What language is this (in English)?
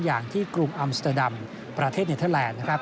Thai